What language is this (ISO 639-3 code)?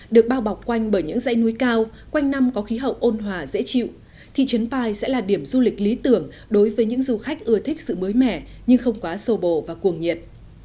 vie